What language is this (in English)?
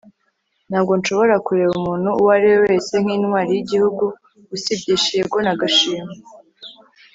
Kinyarwanda